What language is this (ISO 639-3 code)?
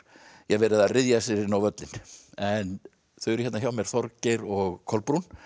isl